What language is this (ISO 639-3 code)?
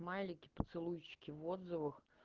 rus